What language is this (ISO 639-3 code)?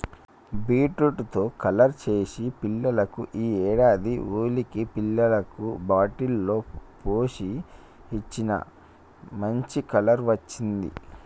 tel